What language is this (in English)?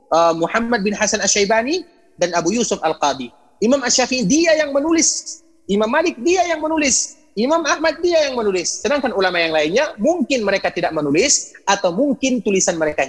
Indonesian